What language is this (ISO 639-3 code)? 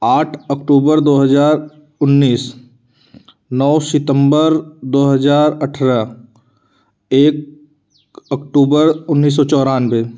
hin